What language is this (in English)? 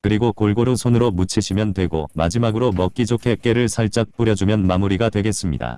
Korean